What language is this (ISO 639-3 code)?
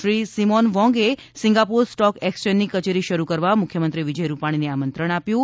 guj